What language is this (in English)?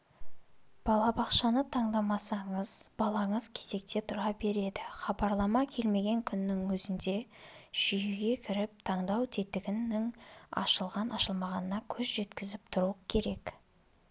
Kazakh